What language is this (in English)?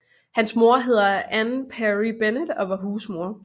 Danish